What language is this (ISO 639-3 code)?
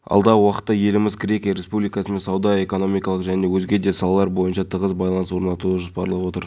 kaz